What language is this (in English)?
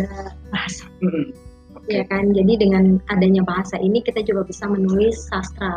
Indonesian